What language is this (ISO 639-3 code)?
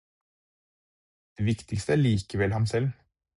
nob